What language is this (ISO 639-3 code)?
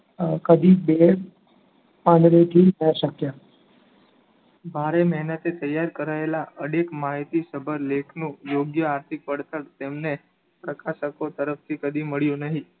guj